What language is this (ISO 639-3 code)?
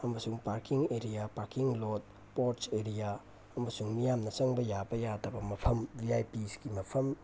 mni